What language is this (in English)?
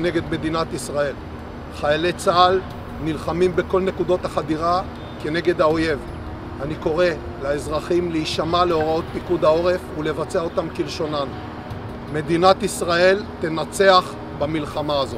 Hebrew